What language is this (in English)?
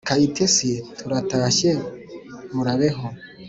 Kinyarwanda